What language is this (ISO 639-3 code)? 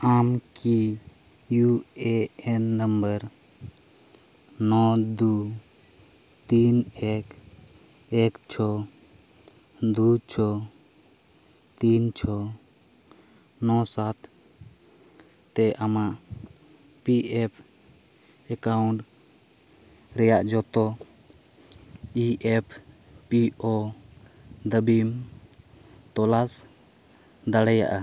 sat